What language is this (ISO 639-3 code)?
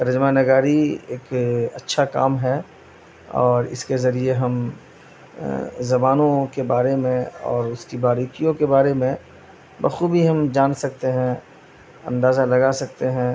urd